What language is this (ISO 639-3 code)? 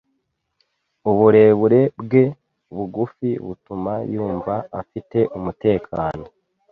kin